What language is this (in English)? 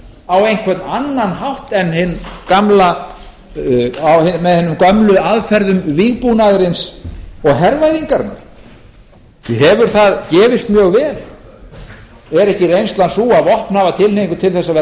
Icelandic